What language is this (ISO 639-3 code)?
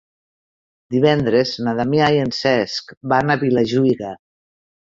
cat